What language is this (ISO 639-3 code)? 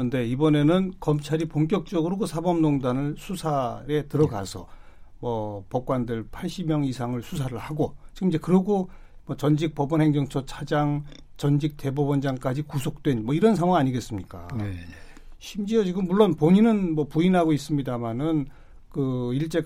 kor